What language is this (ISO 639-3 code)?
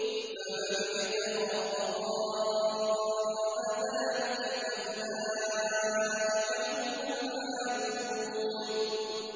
ara